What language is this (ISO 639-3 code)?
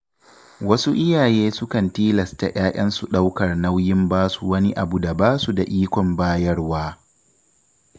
hau